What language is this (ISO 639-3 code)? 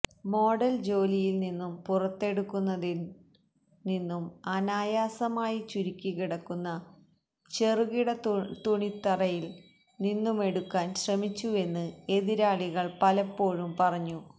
mal